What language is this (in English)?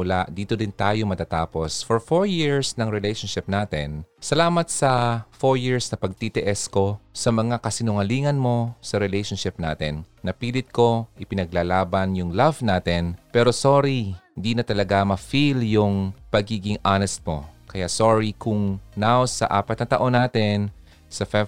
Filipino